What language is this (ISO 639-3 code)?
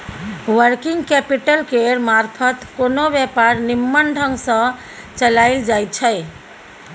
mai